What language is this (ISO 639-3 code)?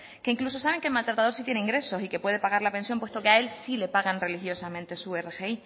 spa